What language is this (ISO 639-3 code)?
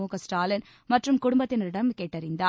tam